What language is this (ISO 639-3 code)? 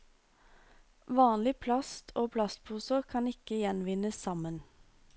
nor